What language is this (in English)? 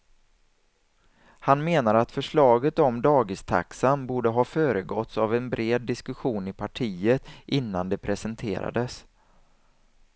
Swedish